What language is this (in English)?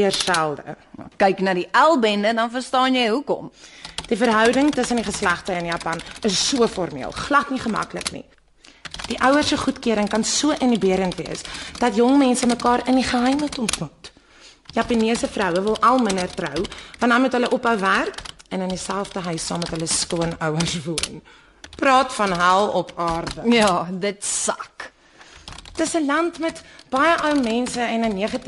Dutch